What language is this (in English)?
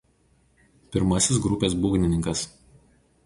Lithuanian